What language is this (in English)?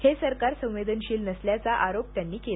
Marathi